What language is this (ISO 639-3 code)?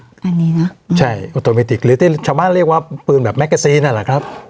tha